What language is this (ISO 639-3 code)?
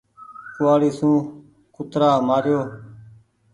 gig